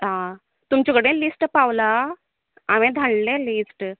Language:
Konkani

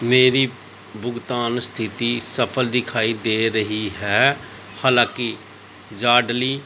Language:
Punjabi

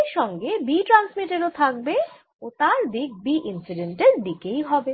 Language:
Bangla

